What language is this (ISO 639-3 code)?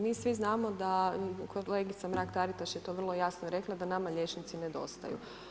hrv